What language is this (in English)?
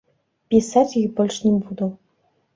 Belarusian